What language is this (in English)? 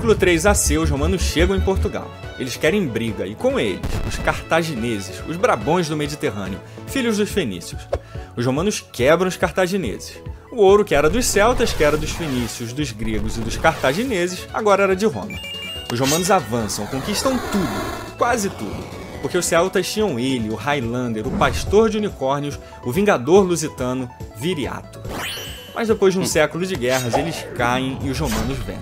Portuguese